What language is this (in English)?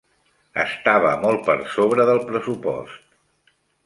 Catalan